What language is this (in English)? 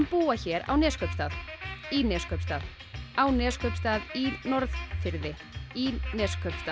Icelandic